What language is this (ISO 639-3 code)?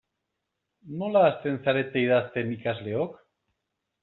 eus